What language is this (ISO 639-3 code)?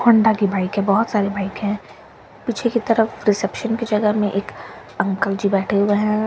hin